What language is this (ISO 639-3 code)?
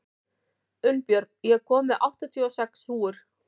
isl